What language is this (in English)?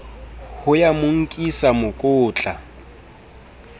Southern Sotho